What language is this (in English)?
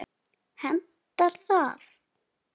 Icelandic